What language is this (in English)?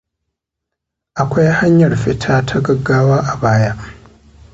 Hausa